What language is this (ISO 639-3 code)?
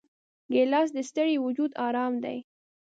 pus